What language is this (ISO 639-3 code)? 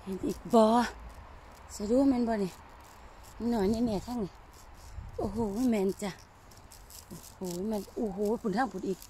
tha